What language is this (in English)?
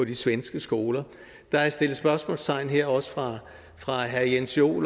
Danish